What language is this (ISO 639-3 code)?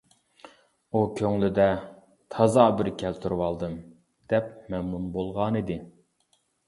uig